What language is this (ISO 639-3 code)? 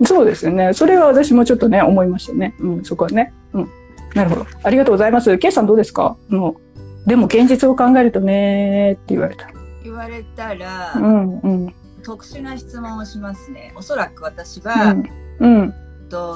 jpn